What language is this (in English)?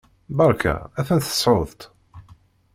Kabyle